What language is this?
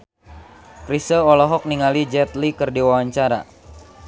Sundanese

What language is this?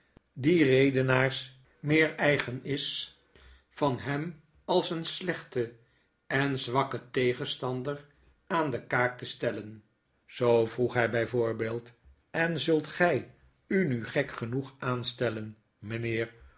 Dutch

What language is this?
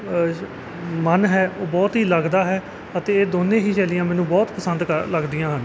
Punjabi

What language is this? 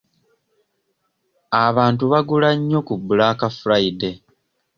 Ganda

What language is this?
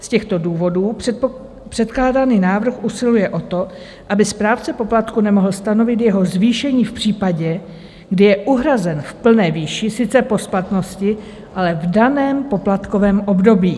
Czech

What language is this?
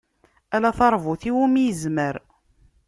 Kabyle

